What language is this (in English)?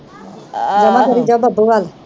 Punjabi